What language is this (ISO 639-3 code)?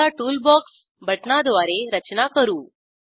mar